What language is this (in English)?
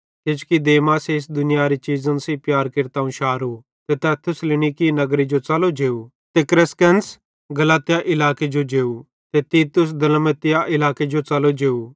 Bhadrawahi